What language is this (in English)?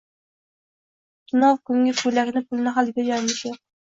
Uzbek